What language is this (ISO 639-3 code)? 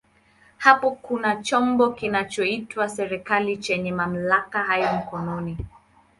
swa